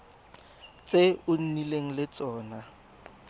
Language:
Tswana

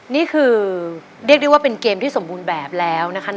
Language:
Thai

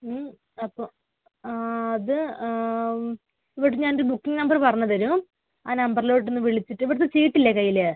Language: Malayalam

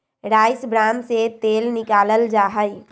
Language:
Magahi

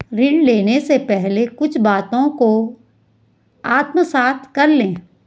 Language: Hindi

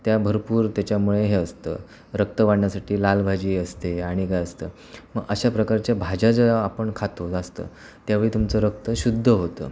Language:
Marathi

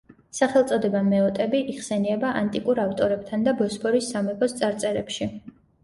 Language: Georgian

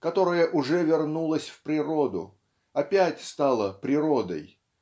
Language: Russian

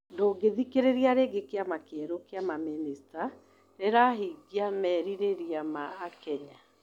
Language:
Kikuyu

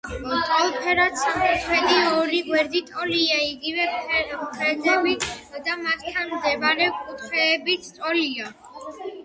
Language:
Georgian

